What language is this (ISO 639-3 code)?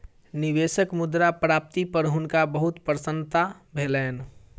mai